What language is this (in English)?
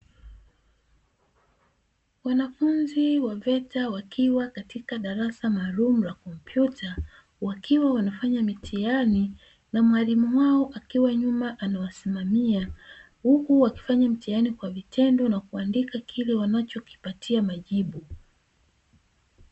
Swahili